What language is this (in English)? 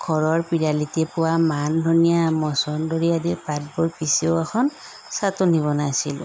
Assamese